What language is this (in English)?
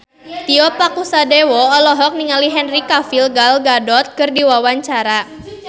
Sundanese